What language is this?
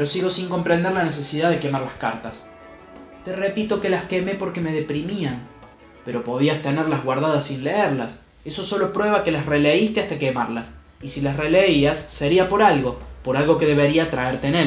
Spanish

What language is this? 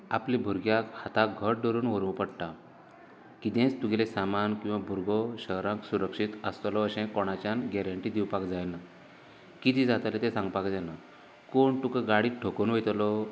Konkani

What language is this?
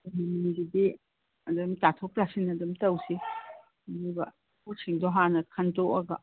Manipuri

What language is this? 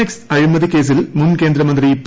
Malayalam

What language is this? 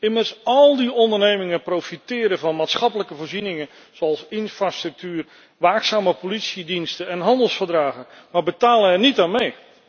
Dutch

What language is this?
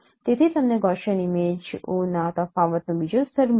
Gujarati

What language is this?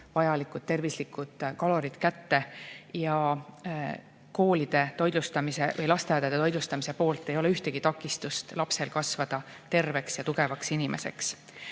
Estonian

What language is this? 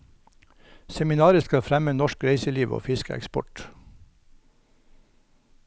Norwegian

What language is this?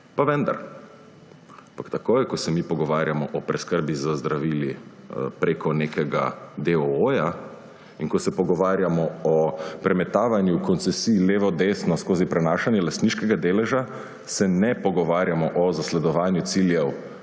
Slovenian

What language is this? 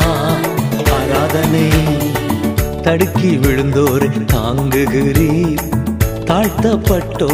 Tamil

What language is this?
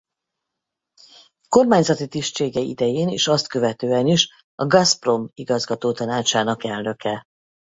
Hungarian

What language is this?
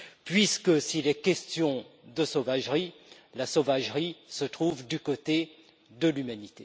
French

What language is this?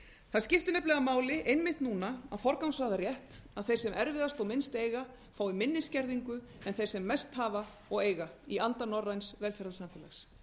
Icelandic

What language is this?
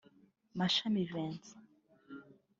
Kinyarwanda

